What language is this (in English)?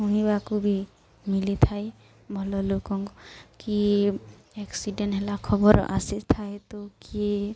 Odia